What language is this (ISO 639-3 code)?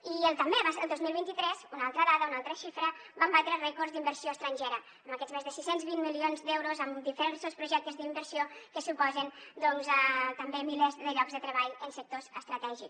cat